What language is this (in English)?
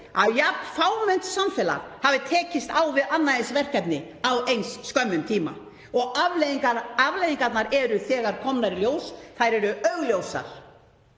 Icelandic